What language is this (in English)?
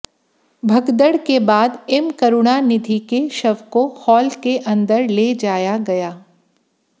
Hindi